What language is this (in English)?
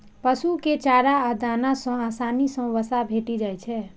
Maithili